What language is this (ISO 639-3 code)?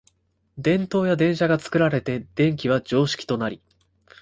jpn